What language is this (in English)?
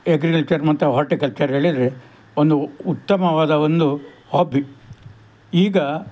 Kannada